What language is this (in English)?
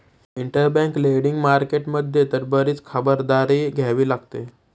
Marathi